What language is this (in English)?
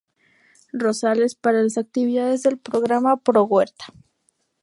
Spanish